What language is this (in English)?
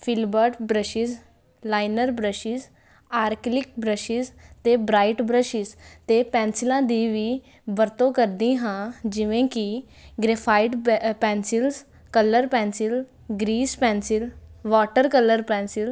Punjabi